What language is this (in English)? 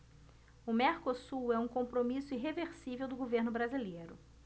Portuguese